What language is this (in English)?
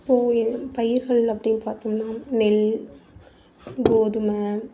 Tamil